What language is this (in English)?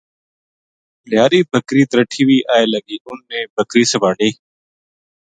Gujari